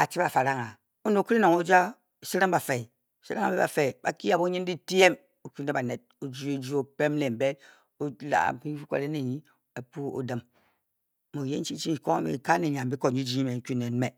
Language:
Bokyi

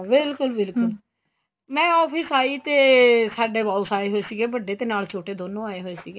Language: Punjabi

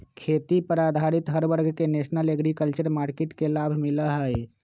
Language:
Magahi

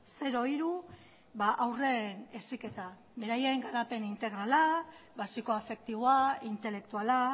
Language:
Basque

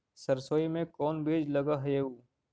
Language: Magahi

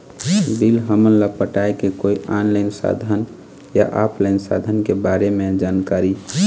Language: Chhattisgarhi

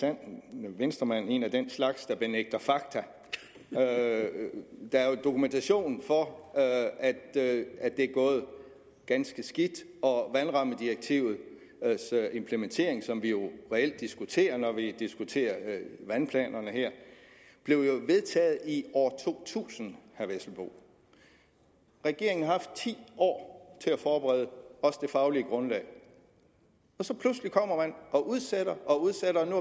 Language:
Danish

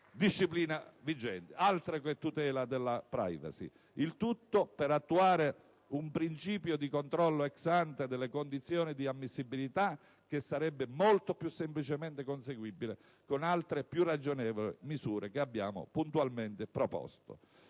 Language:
Italian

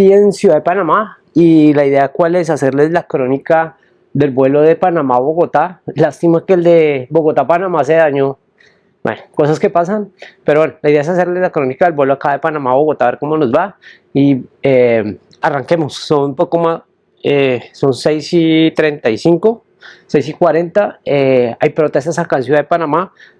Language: Spanish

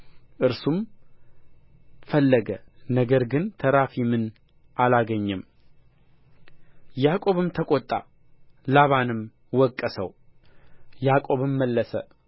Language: Amharic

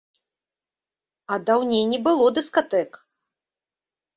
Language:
Belarusian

